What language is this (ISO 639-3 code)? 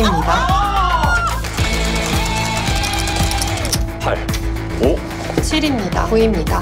kor